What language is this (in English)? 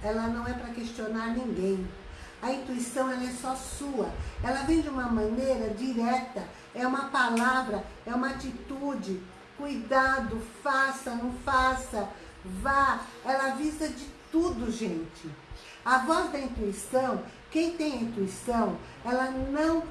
Portuguese